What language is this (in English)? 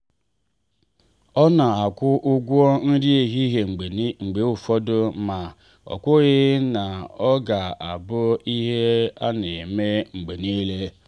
Igbo